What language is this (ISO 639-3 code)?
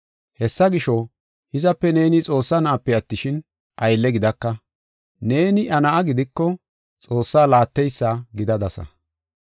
gof